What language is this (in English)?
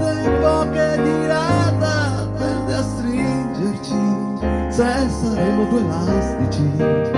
Italian